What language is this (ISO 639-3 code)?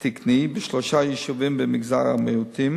heb